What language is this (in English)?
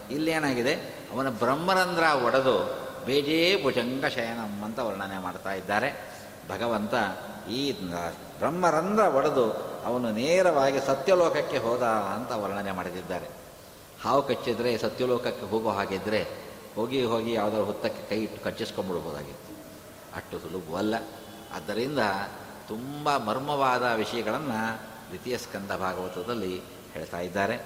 Kannada